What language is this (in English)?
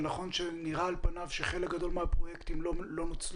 Hebrew